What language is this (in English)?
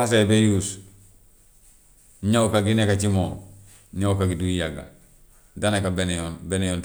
Gambian Wolof